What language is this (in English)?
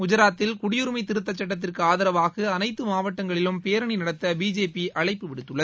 Tamil